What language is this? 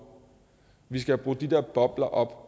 Danish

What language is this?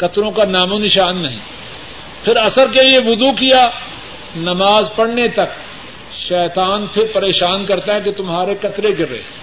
Urdu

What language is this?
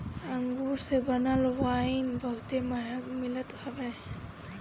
Bhojpuri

